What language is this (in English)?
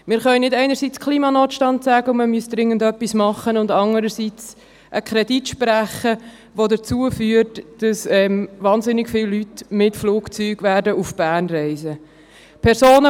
Swiss German